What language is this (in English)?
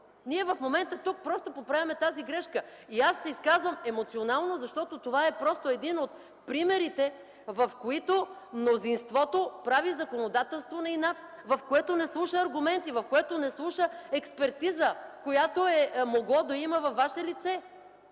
Bulgarian